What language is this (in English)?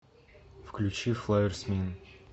Russian